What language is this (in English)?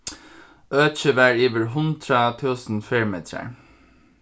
Faroese